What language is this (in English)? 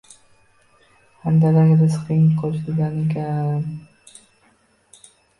Uzbek